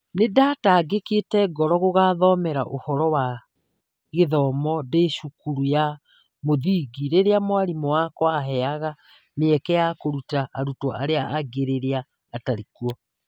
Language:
Kikuyu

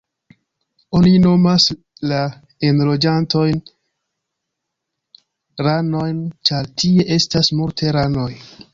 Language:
Esperanto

